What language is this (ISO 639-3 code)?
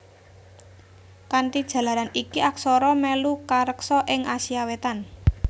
jav